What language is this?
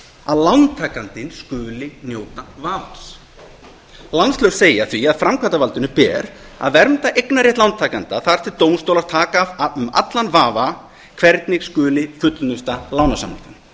Icelandic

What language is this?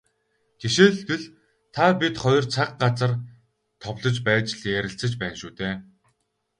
Mongolian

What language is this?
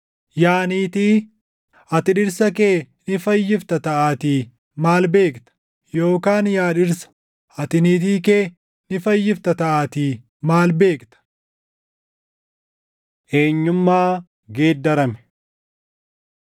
Oromo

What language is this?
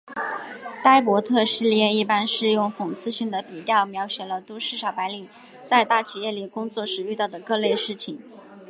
Chinese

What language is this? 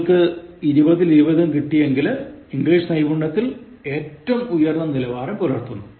Malayalam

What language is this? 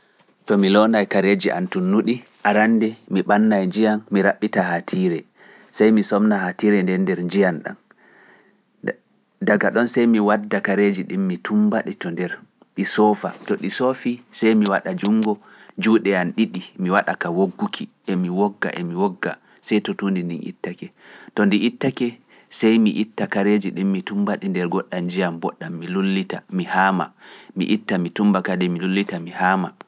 Pular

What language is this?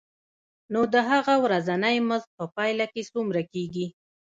Pashto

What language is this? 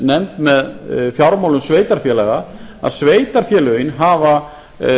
Icelandic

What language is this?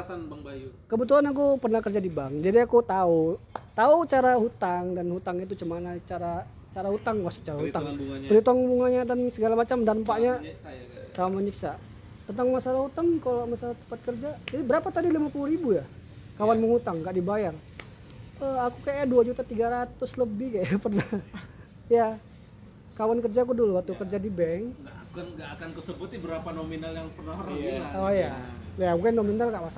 Indonesian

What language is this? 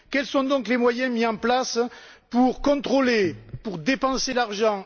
French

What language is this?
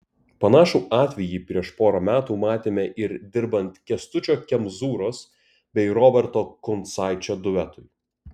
Lithuanian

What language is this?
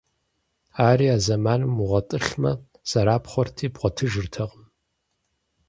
Kabardian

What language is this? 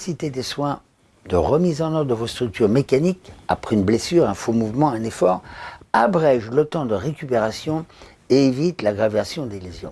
French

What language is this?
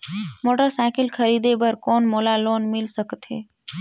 Chhattisgarhi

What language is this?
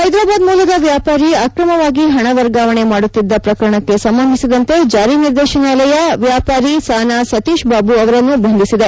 Kannada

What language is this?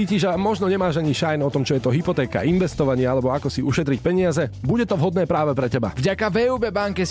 Slovak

